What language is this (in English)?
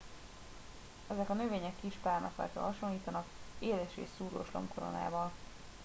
Hungarian